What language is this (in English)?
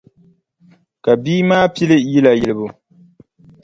Dagbani